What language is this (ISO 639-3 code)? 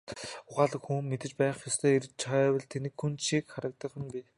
mon